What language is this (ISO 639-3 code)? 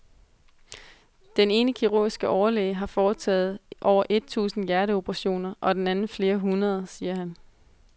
dan